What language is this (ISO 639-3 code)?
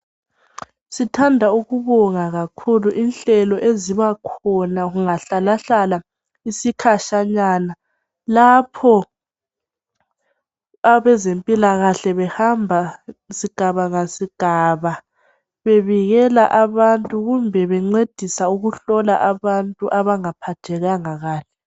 nde